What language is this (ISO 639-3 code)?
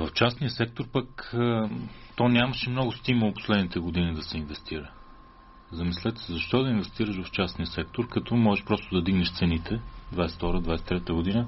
bul